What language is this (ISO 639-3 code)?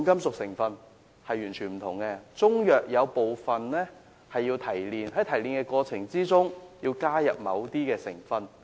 yue